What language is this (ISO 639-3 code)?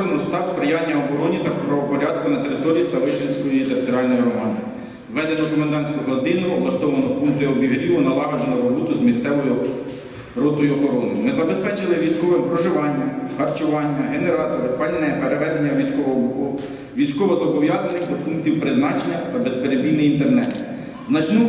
ukr